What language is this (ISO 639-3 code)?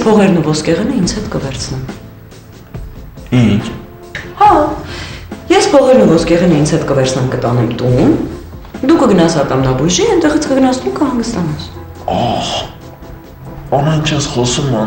ron